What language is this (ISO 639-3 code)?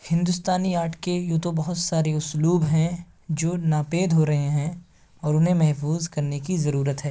urd